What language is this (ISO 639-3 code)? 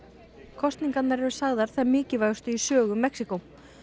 isl